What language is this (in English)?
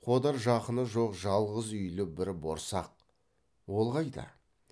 Kazakh